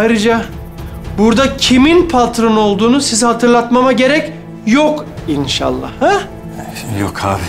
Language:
Turkish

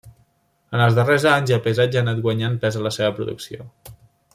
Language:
Catalan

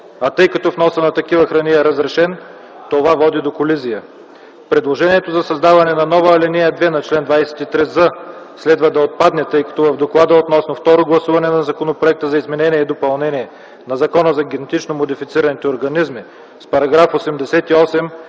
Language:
Bulgarian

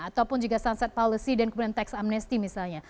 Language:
Indonesian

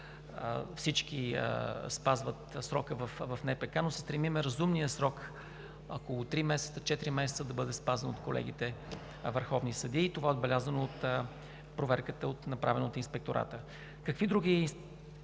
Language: Bulgarian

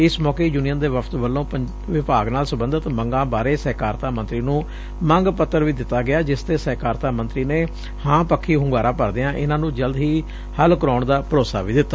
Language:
Punjabi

